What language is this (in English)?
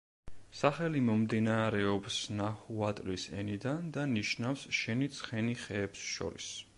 Georgian